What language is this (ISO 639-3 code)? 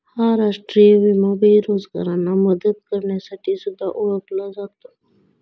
mar